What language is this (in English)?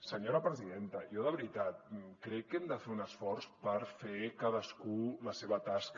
Catalan